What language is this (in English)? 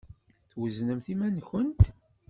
Kabyle